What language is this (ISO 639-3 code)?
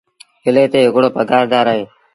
sbn